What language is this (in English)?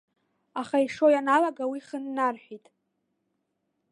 Abkhazian